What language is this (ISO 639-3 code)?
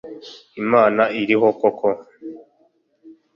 kin